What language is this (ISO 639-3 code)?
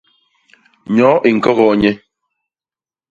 bas